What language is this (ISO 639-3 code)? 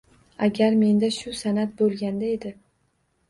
uzb